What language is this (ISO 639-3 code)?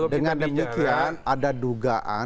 ind